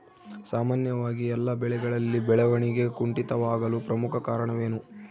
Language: Kannada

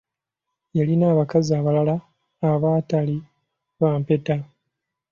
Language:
Ganda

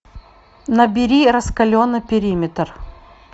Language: Russian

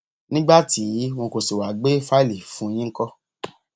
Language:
Yoruba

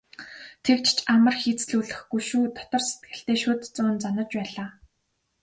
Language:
Mongolian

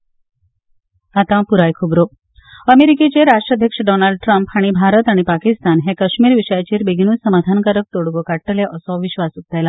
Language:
Konkani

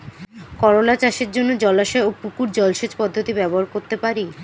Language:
Bangla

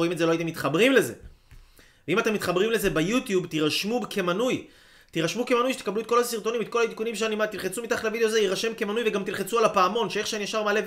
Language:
Hebrew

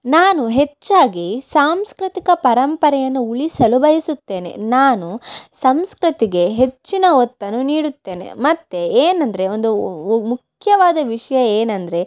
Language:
Kannada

